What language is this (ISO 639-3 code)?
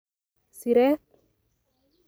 kln